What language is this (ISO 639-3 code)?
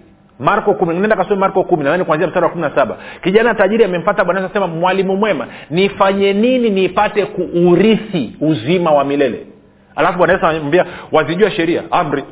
swa